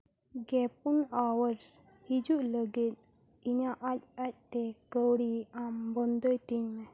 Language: Santali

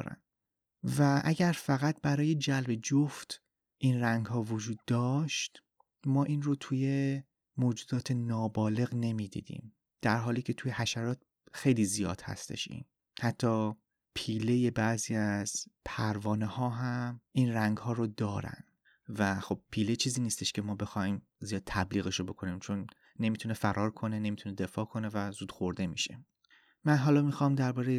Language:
Persian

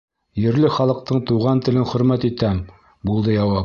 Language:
Bashkir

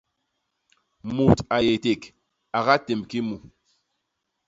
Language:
Basaa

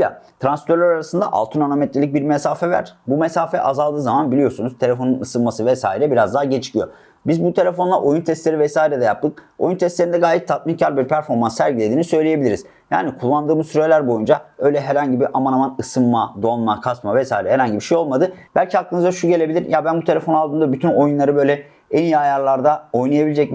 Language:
Turkish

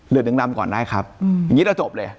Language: Thai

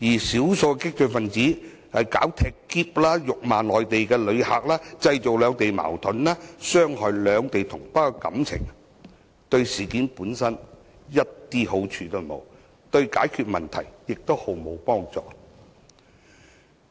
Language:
Cantonese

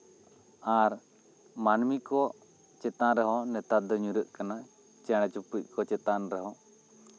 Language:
Santali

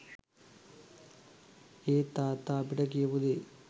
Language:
Sinhala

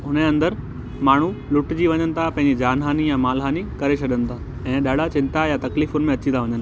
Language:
Sindhi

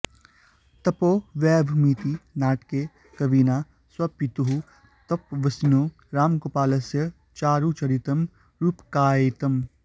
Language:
Sanskrit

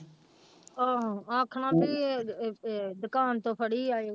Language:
Punjabi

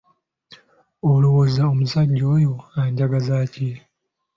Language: Ganda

